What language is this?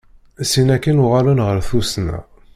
Kabyle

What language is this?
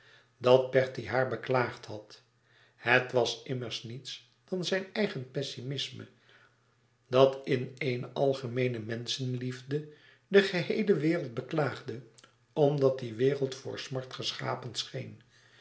Dutch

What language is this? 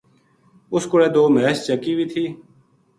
Gujari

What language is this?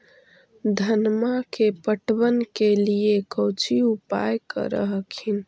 Magahi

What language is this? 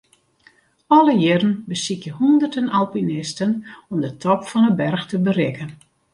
Western Frisian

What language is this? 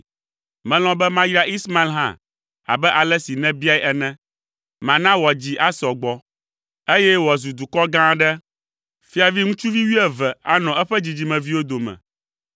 Ewe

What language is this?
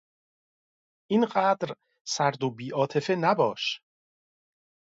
Persian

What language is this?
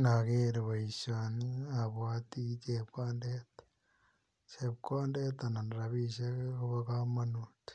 Kalenjin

